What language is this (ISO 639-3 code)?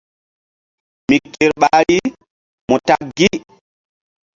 mdd